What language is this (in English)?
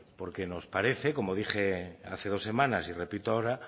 Spanish